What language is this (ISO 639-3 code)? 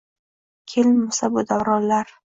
uzb